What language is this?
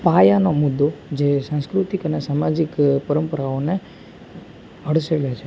Gujarati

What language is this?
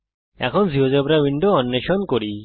Bangla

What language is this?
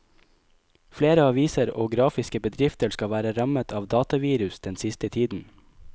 Norwegian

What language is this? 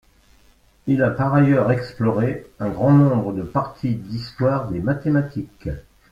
French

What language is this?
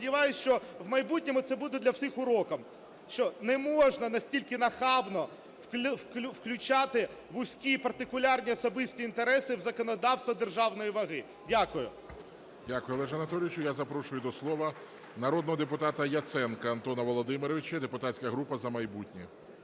Ukrainian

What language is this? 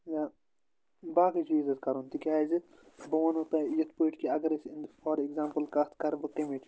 Kashmiri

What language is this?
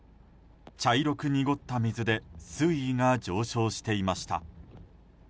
Japanese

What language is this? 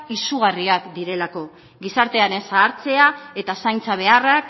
Basque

